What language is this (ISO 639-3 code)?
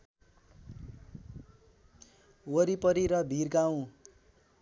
nep